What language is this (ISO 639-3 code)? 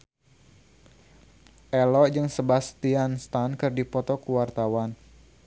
sun